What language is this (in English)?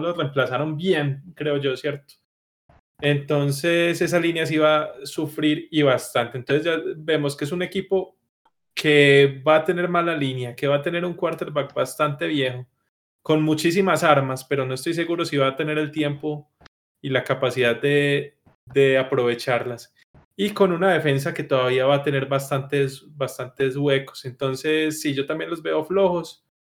Spanish